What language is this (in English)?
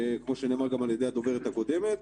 Hebrew